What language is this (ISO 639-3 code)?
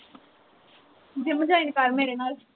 pan